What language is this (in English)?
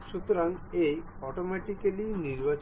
Bangla